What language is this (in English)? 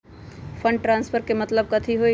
Magahi